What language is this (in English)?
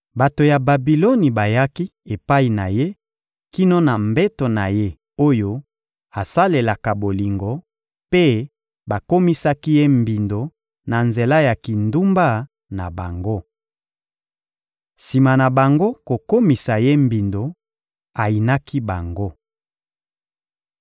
Lingala